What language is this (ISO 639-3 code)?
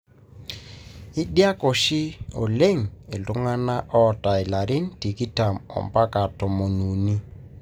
mas